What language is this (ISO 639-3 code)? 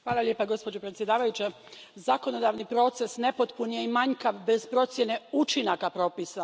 hrv